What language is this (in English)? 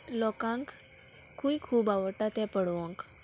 Konkani